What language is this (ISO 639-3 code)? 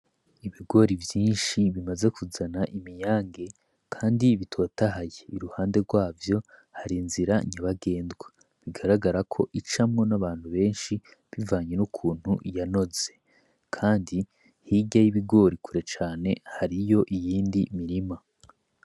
run